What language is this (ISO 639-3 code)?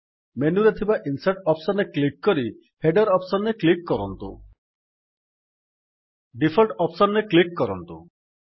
ori